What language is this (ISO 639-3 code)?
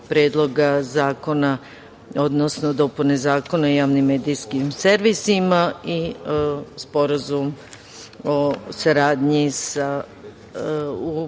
srp